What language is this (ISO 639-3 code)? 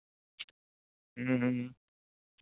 sat